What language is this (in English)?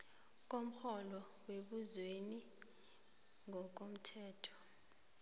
South Ndebele